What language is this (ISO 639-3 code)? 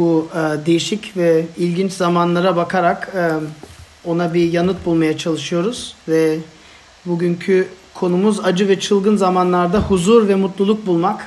tur